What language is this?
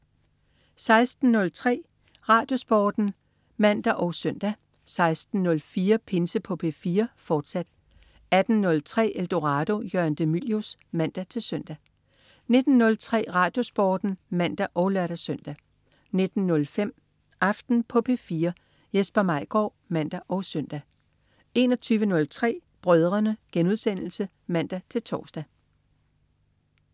Danish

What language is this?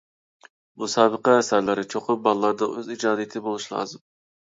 Uyghur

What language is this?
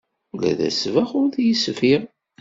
Kabyle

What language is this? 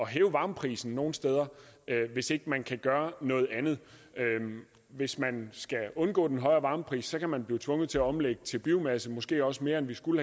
Danish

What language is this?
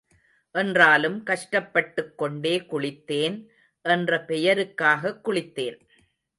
Tamil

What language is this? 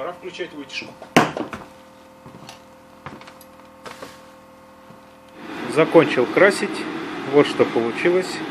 Russian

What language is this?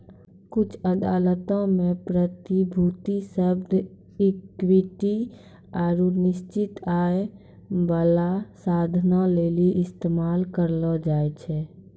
Maithili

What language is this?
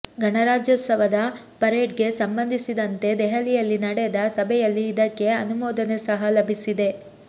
Kannada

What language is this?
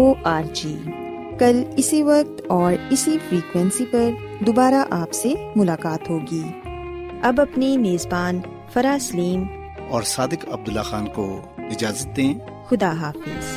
Urdu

